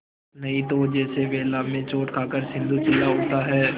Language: Hindi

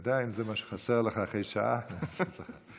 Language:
Hebrew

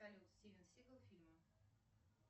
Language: Russian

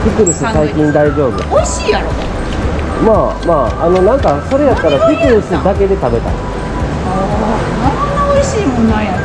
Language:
Japanese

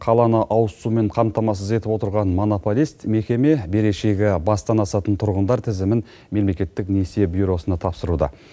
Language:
Kazakh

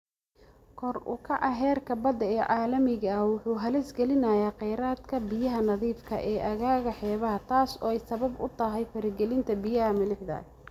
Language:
Somali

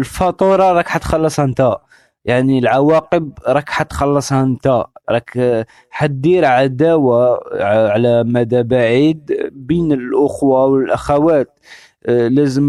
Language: Arabic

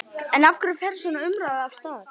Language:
Icelandic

